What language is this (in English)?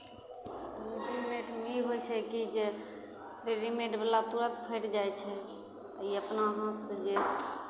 Maithili